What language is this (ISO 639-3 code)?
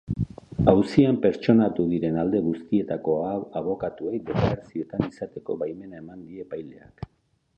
eus